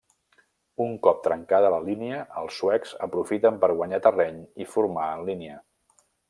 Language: Catalan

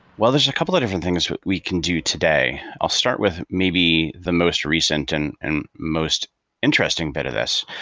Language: English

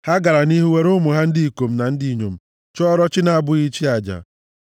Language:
Igbo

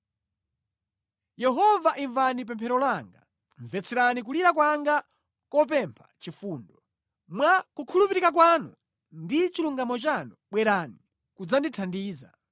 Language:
Nyanja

